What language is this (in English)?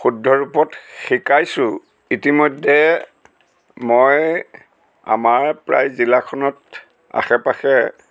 Assamese